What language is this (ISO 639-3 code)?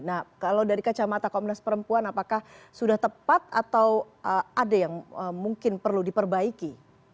ind